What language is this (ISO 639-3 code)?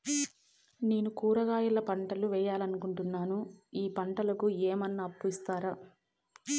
tel